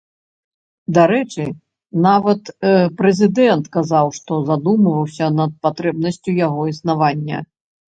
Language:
Belarusian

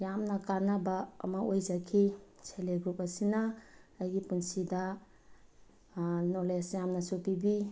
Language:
Manipuri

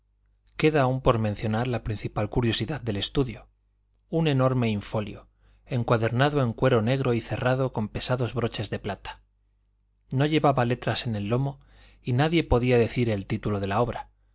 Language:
Spanish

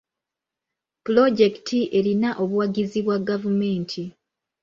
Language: Ganda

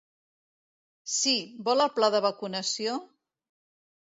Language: Catalan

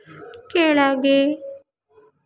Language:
Kannada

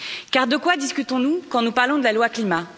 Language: French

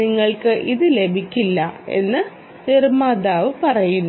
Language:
Malayalam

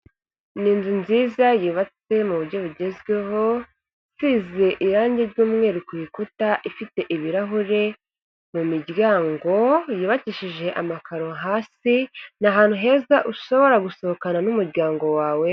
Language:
Kinyarwanda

